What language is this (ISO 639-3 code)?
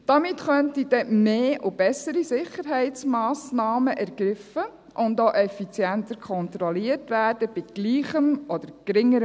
gsw